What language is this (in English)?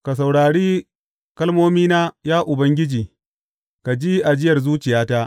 Hausa